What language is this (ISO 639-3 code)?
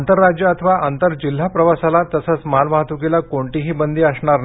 mar